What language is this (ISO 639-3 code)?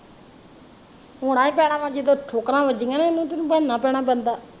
pan